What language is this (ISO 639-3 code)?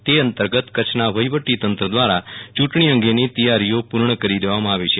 guj